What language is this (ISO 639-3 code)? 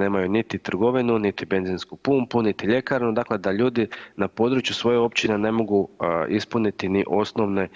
hrv